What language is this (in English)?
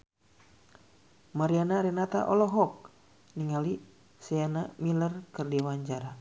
Sundanese